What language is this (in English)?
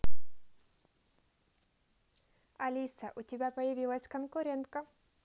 Russian